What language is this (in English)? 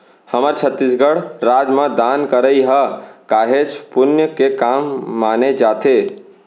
Chhattisgarhi